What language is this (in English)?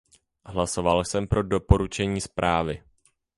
Czech